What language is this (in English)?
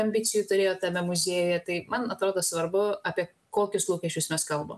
Lithuanian